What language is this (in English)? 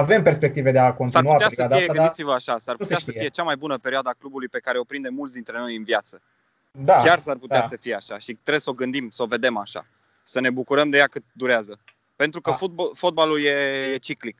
Romanian